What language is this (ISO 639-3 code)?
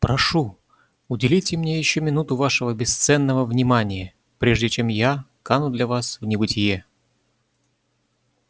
rus